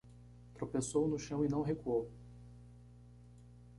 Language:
Portuguese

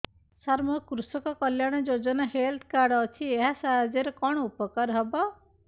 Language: Odia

